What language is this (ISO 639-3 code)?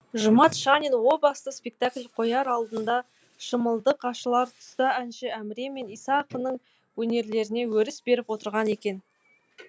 kaz